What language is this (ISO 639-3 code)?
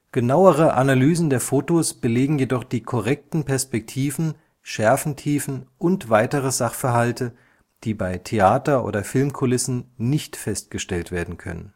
deu